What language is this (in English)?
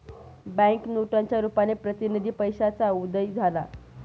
Marathi